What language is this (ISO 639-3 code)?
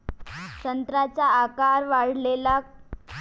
mar